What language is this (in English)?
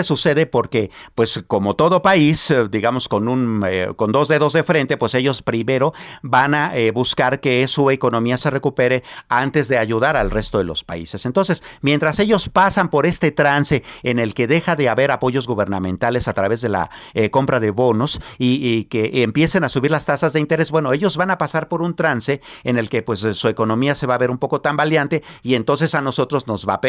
Spanish